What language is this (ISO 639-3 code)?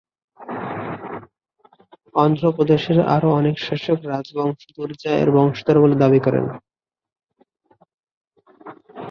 ben